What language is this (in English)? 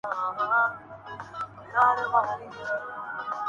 Urdu